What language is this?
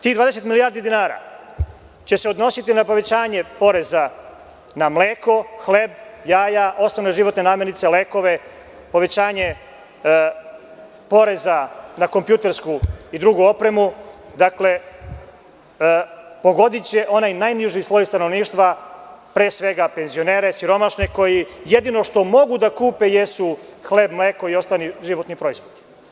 Serbian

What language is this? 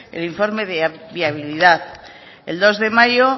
Spanish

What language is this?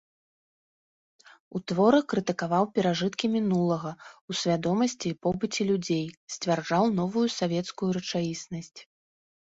Belarusian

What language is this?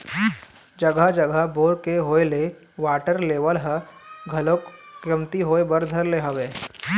Chhattisgarhi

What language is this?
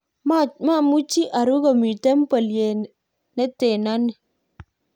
Kalenjin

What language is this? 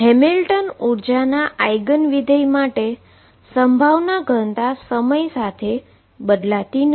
Gujarati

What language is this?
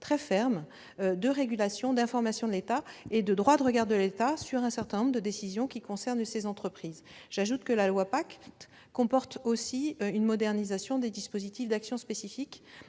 French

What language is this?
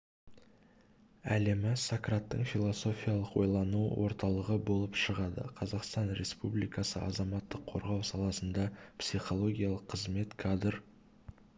Kazakh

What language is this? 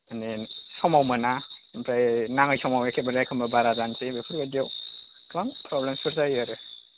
Bodo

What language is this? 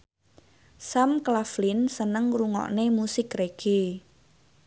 Javanese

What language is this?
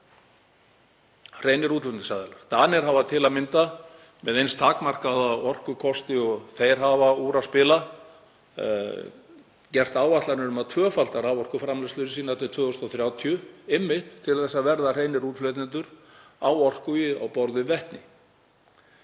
Icelandic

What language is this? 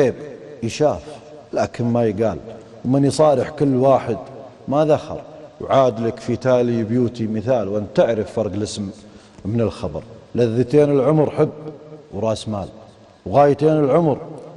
Arabic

